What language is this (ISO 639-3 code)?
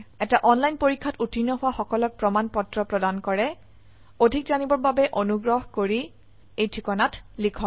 asm